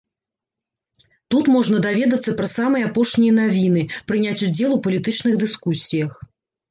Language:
Belarusian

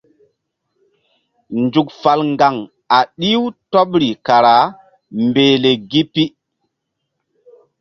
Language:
Mbum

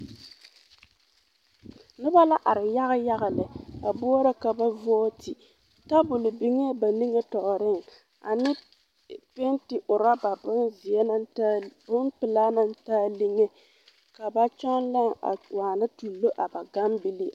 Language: Southern Dagaare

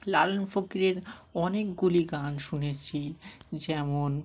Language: Bangla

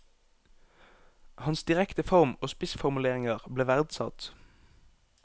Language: Norwegian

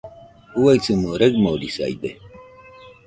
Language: Nüpode Huitoto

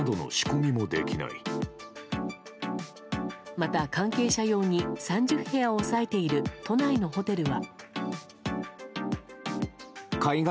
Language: Japanese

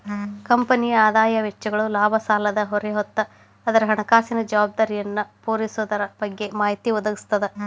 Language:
Kannada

